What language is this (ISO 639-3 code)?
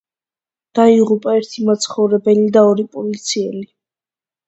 kat